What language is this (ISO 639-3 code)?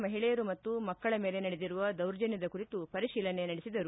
kan